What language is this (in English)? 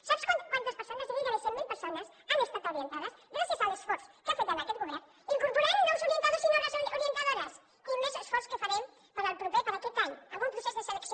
Catalan